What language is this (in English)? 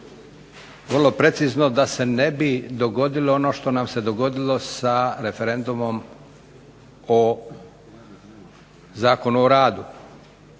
Croatian